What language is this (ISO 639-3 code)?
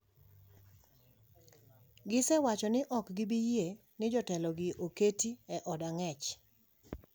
luo